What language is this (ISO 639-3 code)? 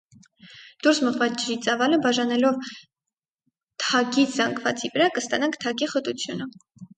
hye